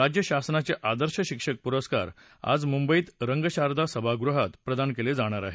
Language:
Marathi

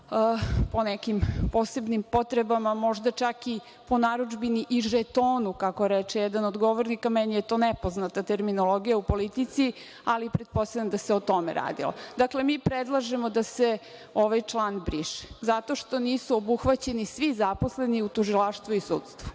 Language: Serbian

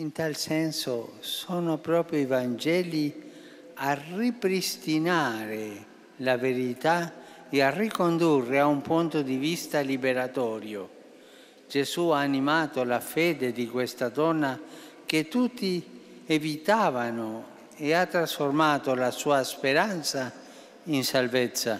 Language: Italian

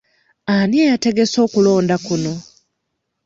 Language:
Ganda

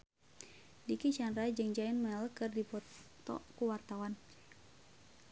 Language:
Sundanese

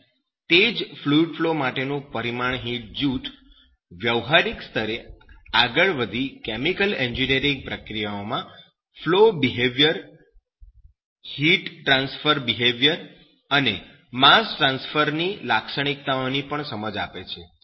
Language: Gujarati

